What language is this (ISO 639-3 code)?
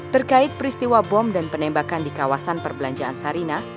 ind